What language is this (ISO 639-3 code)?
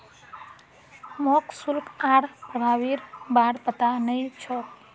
mag